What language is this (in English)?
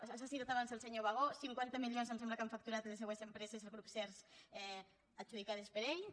Catalan